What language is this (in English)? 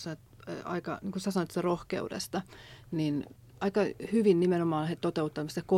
Finnish